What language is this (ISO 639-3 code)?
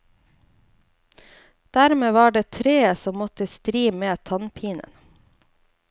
nor